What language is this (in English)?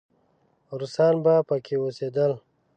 Pashto